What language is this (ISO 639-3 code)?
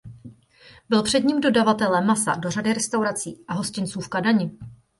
ces